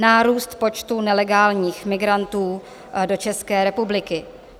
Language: Czech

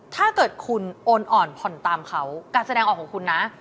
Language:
Thai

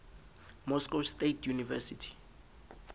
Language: Southern Sotho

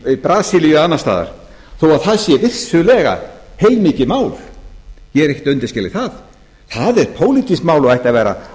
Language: Icelandic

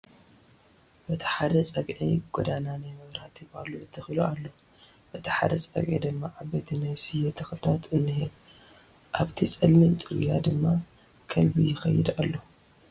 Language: Tigrinya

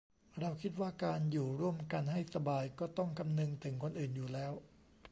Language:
Thai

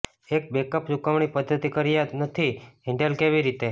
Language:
Gujarati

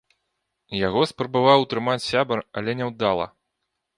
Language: Belarusian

